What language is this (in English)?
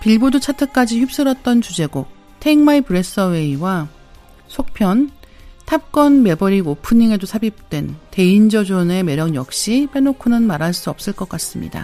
Korean